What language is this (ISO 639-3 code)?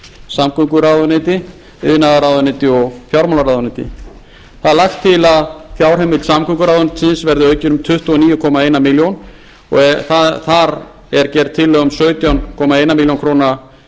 isl